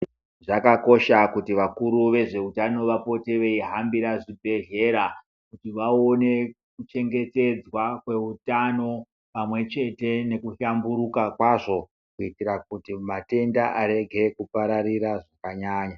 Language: Ndau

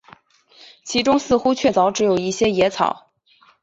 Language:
Chinese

